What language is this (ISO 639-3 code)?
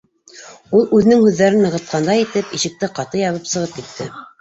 bak